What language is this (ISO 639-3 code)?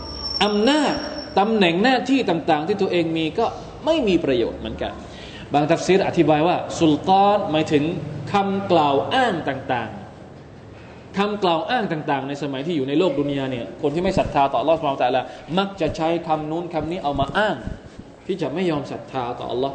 tha